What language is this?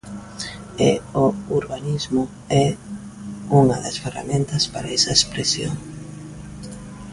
Galician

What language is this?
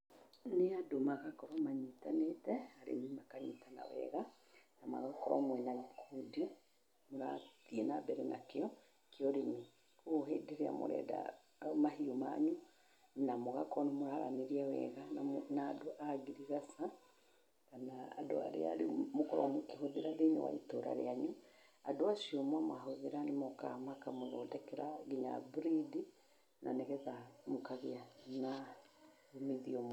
Kikuyu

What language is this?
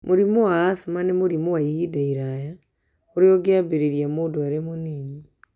Kikuyu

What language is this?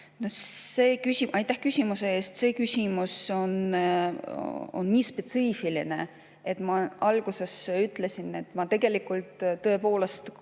Estonian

